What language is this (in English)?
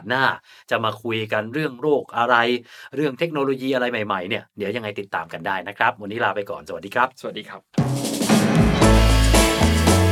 Thai